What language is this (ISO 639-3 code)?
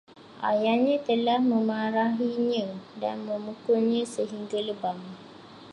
msa